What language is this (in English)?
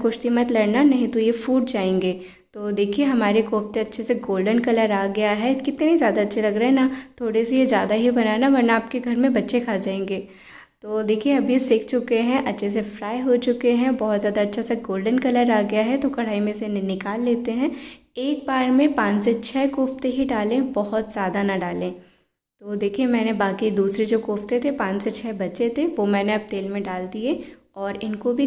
Hindi